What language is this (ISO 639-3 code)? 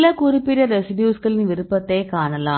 tam